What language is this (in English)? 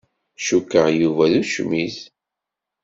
Kabyle